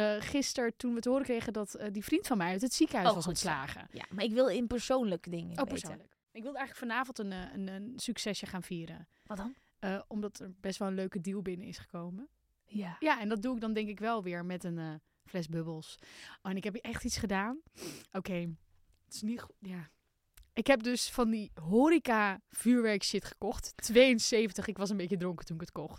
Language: Dutch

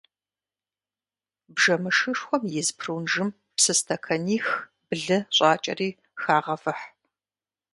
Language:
Kabardian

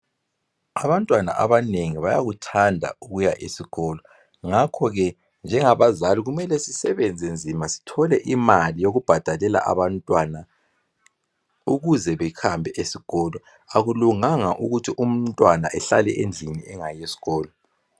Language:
North Ndebele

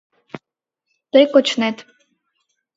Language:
Mari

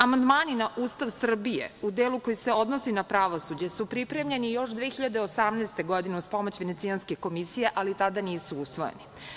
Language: Serbian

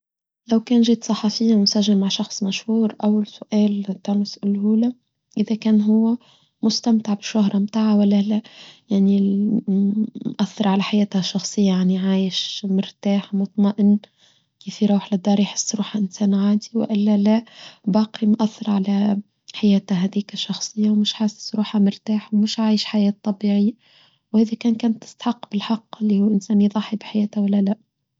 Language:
Tunisian Arabic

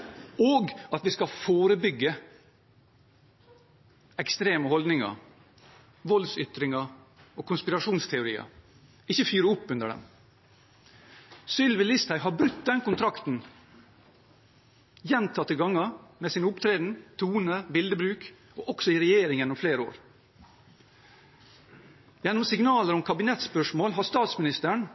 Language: Norwegian Bokmål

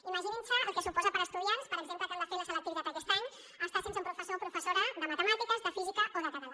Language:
Catalan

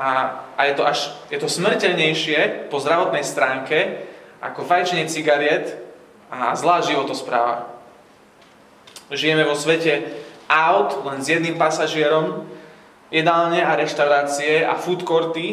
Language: Slovak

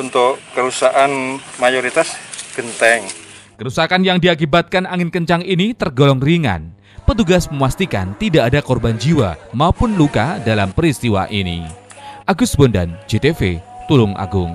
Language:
Indonesian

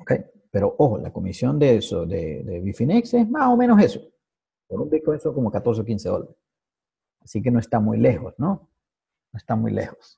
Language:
Spanish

